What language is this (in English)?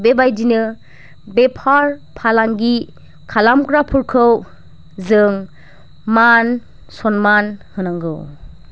Bodo